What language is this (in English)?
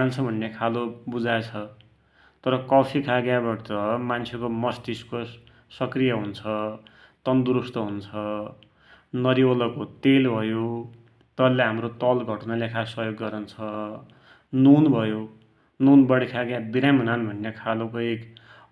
Dotyali